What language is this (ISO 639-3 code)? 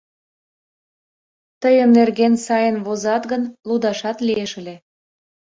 chm